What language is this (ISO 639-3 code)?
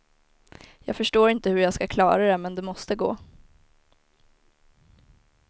swe